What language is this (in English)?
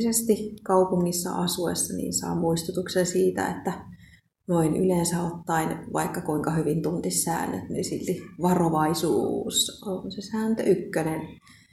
Finnish